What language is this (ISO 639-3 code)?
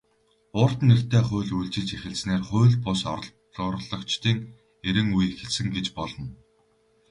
mon